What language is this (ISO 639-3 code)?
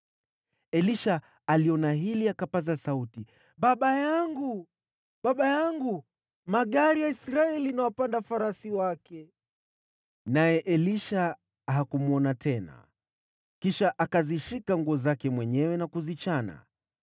swa